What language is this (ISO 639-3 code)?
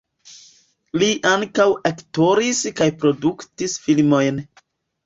epo